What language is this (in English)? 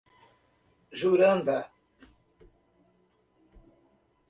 Portuguese